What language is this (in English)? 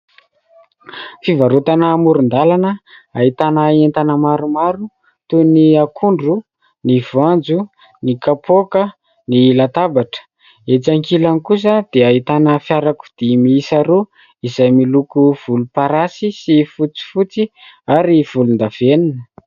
Malagasy